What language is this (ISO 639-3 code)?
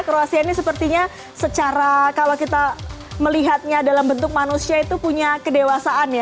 ind